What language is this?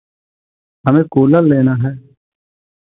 Hindi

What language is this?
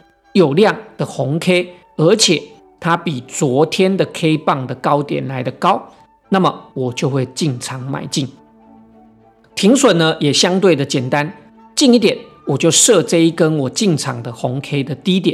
Chinese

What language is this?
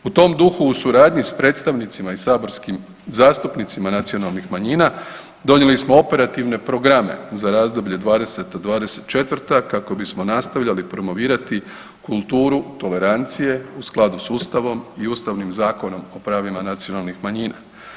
Croatian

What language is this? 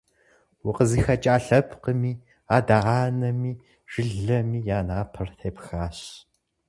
Kabardian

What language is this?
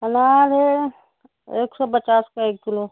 Urdu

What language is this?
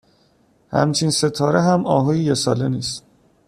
Persian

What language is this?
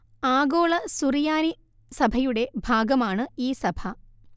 Malayalam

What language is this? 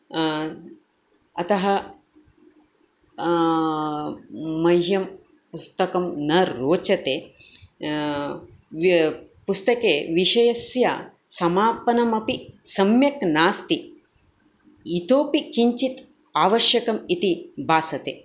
Sanskrit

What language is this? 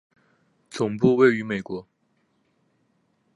Chinese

